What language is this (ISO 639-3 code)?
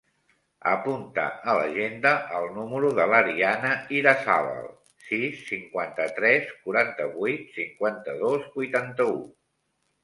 cat